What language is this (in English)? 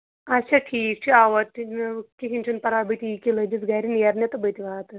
Kashmiri